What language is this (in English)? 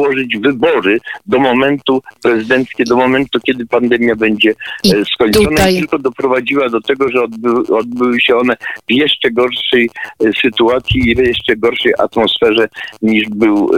Polish